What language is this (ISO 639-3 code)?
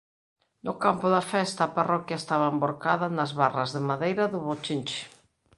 glg